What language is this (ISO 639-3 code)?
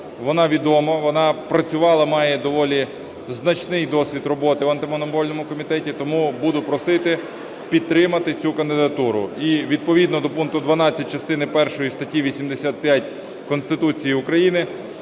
ukr